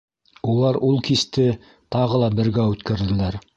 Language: Bashkir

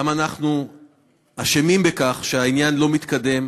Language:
Hebrew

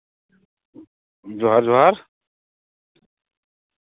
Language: Santali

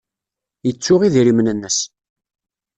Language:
Kabyle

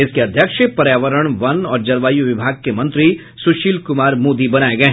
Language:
Hindi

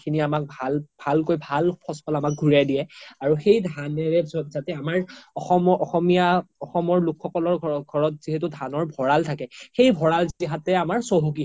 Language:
Assamese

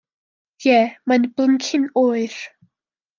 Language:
Welsh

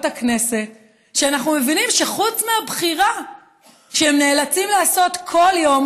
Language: Hebrew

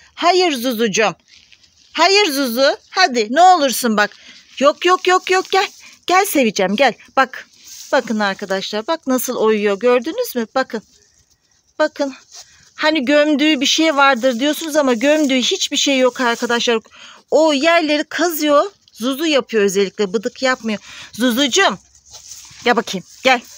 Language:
Turkish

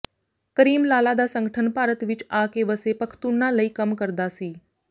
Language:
Punjabi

